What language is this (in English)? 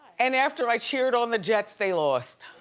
English